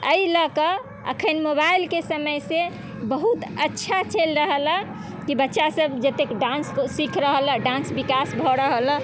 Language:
Maithili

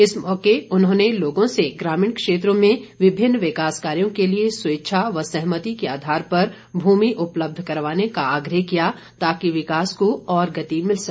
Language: Hindi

